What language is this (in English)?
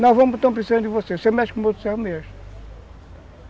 Portuguese